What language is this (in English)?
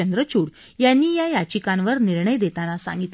Marathi